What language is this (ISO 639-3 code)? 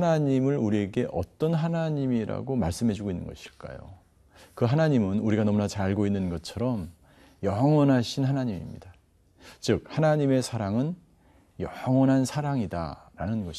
kor